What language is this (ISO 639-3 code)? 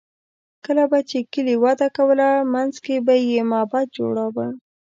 pus